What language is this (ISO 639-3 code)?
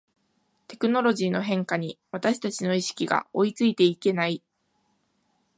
jpn